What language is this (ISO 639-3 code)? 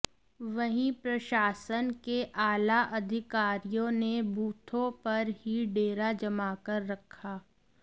hin